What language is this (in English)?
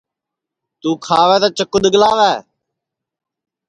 Sansi